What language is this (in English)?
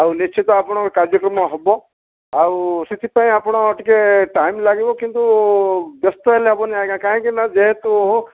Odia